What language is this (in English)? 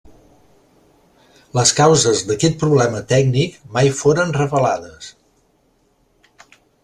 Catalan